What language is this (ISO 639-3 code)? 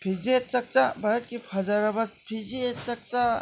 mni